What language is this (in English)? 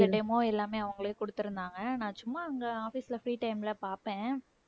Tamil